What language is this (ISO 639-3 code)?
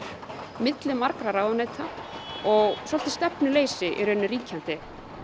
isl